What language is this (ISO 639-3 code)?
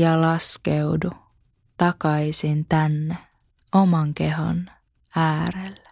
fin